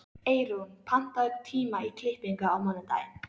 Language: Icelandic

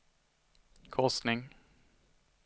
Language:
Swedish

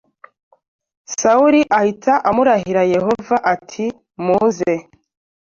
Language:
Kinyarwanda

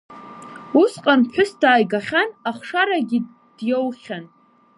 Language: Abkhazian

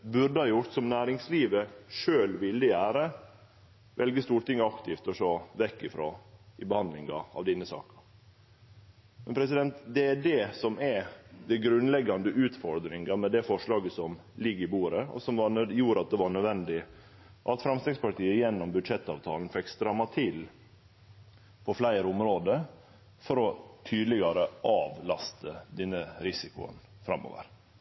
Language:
Norwegian Nynorsk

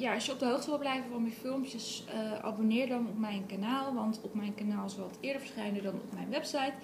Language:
Dutch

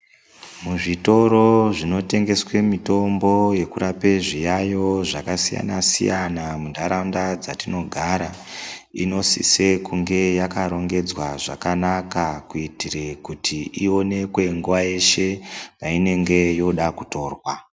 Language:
Ndau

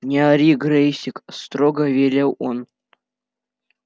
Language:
Russian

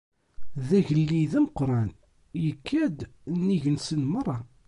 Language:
Kabyle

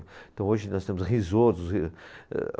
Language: Portuguese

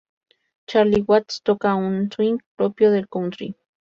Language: Spanish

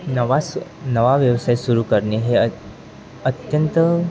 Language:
Marathi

